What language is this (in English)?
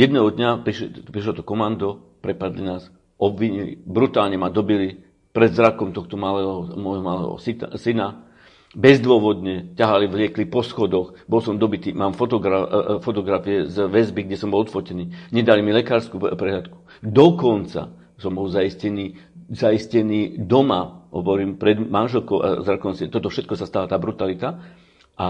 Slovak